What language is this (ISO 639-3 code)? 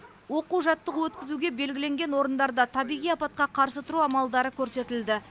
kaz